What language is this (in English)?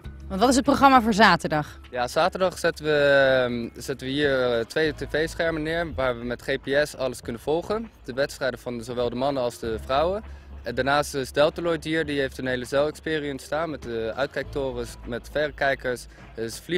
Dutch